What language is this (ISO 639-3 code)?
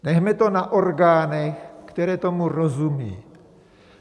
ces